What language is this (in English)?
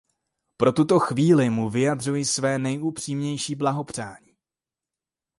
Czech